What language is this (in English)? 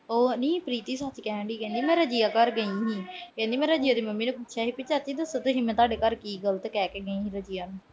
Punjabi